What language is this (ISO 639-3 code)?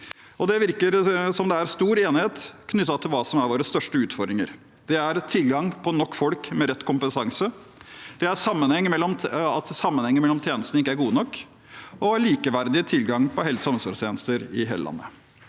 nor